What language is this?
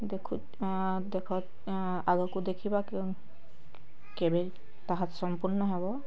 Odia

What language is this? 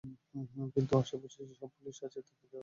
Bangla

